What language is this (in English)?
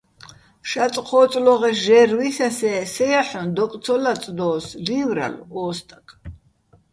Bats